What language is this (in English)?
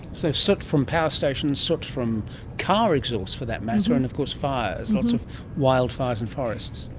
English